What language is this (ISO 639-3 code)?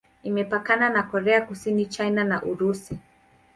swa